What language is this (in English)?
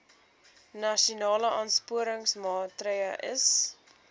Afrikaans